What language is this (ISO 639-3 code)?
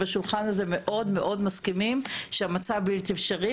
heb